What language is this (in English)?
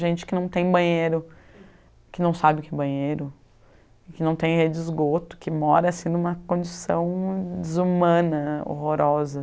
Portuguese